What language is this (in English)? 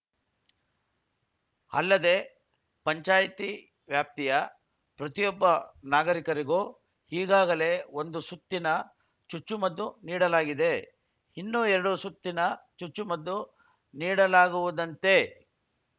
Kannada